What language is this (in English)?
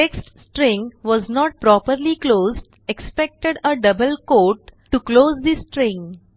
Marathi